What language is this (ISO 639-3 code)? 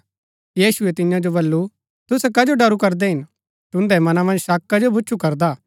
gbk